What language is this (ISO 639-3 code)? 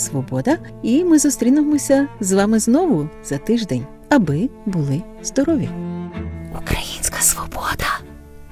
ukr